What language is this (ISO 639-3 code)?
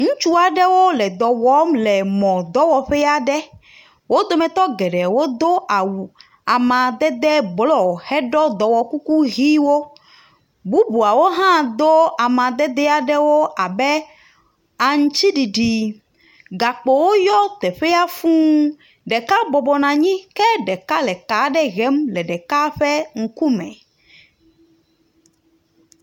ewe